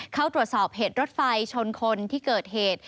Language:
Thai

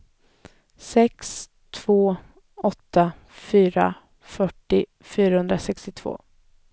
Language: Swedish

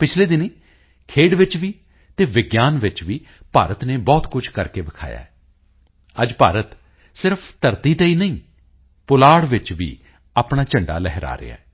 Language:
Punjabi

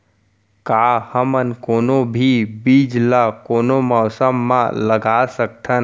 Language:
Chhattisgarhi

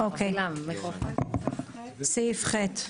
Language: Hebrew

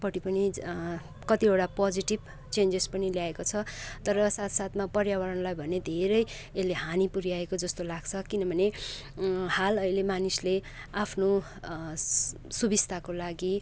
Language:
Nepali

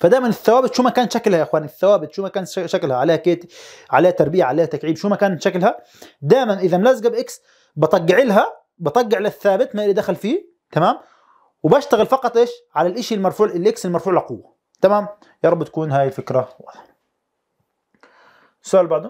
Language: Arabic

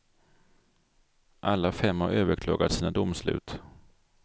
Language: Swedish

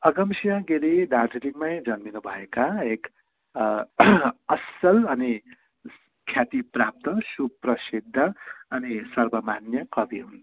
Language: Nepali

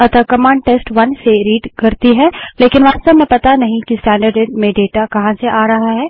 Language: Hindi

